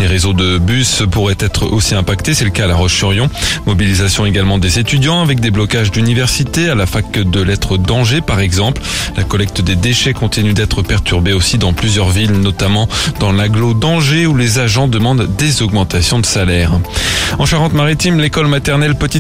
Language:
French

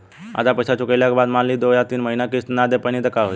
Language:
Bhojpuri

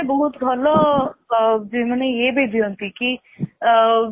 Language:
Odia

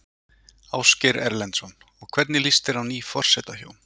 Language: Icelandic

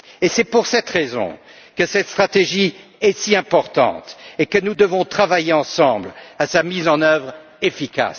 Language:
French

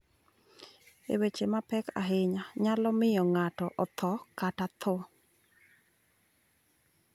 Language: Luo (Kenya and Tanzania)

